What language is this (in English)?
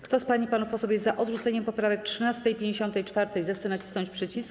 Polish